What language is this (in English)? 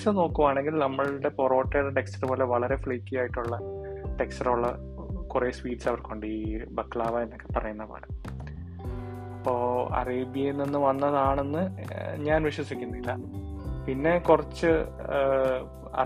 Malayalam